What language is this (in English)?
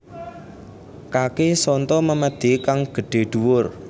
Javanese